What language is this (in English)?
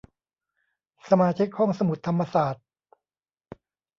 Thai